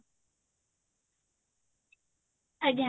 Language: Odia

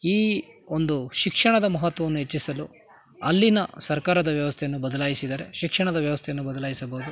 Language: Kannada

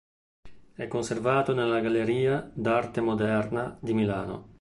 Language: Italian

